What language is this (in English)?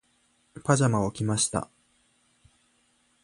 Japanese